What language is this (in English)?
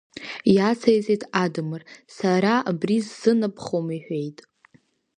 Abkhazian